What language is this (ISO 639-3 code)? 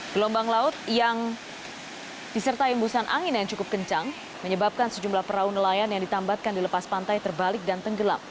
ind